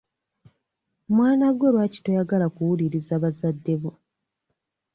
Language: Ganda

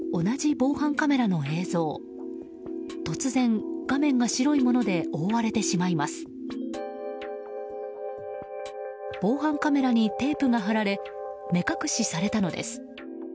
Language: Japanese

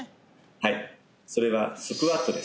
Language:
Japanese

